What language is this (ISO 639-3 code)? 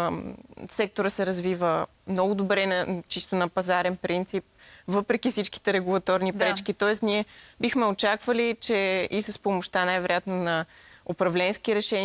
bul